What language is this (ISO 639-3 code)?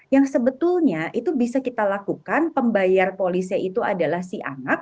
ind